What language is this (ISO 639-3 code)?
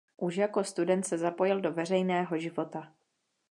ces